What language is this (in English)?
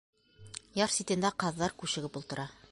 Bashkir